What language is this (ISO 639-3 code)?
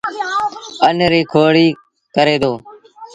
sbn